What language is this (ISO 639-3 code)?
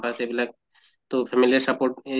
asm